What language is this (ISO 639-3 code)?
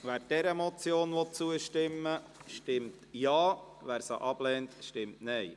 gsw